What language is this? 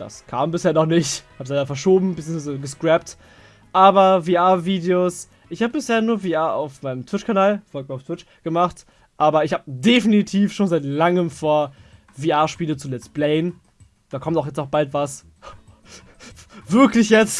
German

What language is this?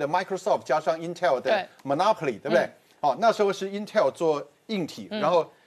Chinese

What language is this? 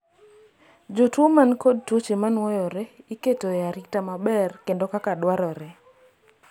Luo (Kenya and Tanzania)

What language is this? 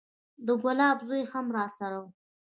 Pashto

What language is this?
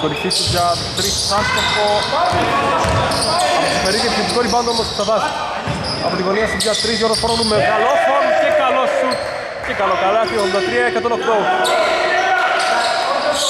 Greek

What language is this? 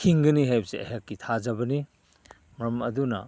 Manipuri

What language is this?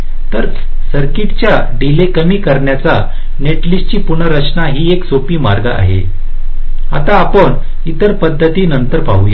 Marathi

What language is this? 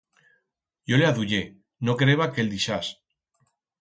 Aragonese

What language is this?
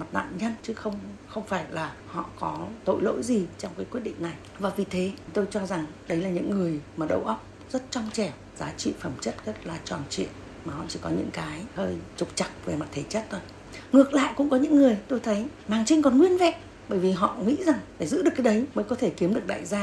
Vietnamese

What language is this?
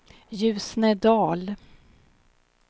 Swedish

